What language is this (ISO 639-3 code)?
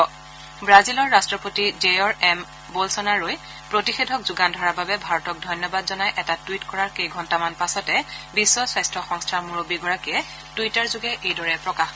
asm